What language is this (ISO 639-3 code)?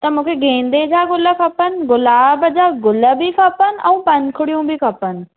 snd